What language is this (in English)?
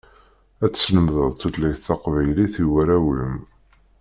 Kabyle